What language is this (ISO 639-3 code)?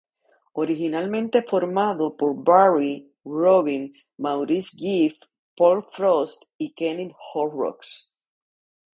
spa